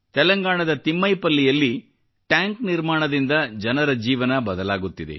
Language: Kannada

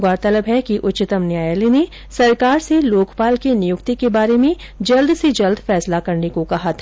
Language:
Hindi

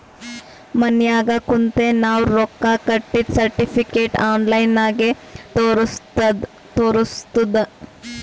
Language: Kannada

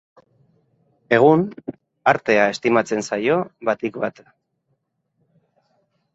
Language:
Basque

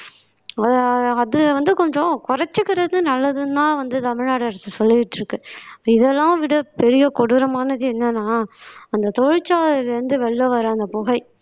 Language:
Tamil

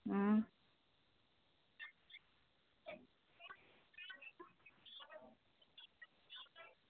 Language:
Dogri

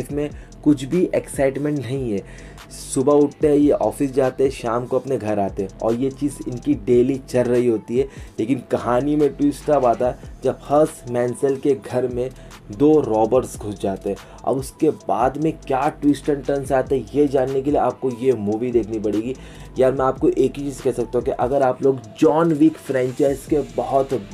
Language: Hindi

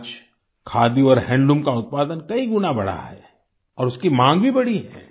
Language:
Hindi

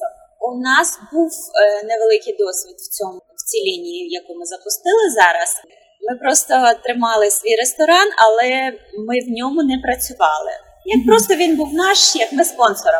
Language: Ukrainian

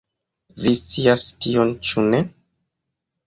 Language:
Esperanto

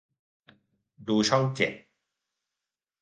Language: Thai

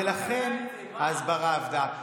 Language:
Hebrew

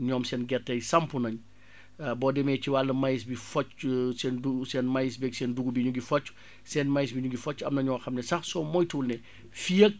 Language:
Wolof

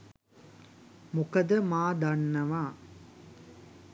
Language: Sinhala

